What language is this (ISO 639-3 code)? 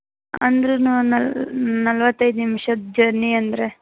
kan